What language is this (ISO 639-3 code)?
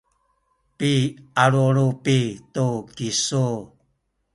szy